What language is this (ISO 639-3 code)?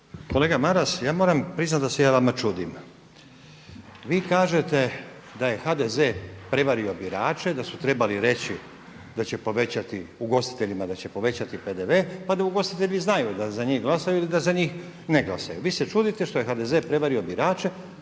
hrv